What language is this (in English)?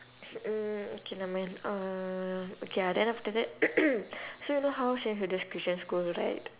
English